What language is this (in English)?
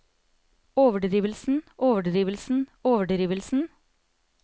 Norwegian